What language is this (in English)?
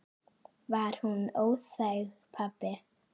Icelandic